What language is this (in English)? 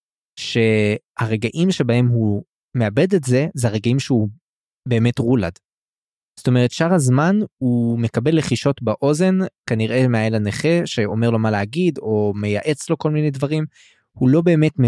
Hebrew